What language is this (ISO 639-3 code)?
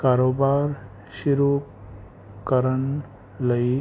pan